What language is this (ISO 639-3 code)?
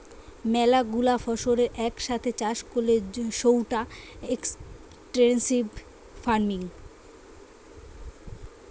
ben